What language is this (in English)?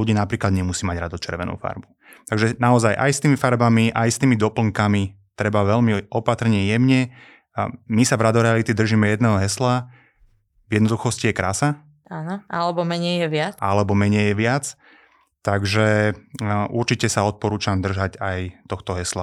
Slovak